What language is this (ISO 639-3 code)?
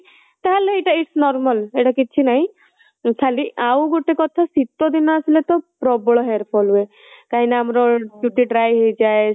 ori